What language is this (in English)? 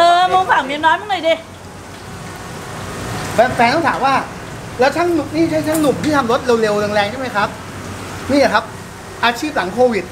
Thai